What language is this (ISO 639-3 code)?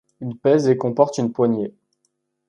fra